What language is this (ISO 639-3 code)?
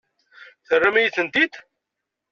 kab